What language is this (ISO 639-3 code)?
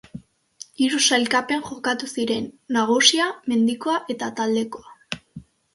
eus